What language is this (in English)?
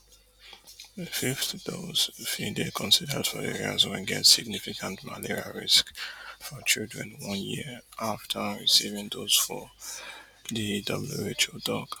Nigerian Pidgin